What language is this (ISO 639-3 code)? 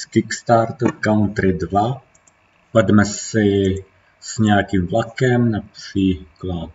ces